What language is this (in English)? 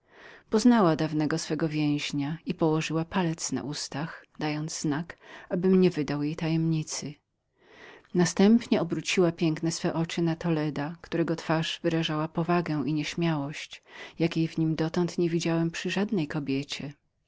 Polish